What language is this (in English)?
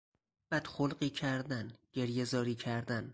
Persian